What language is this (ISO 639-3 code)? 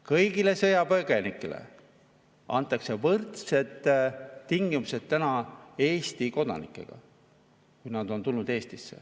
est